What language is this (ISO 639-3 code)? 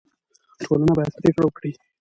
pus